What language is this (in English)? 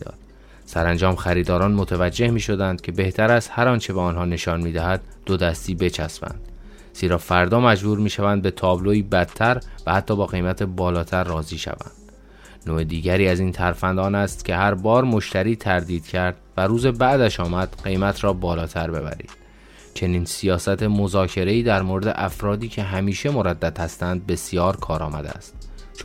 Persian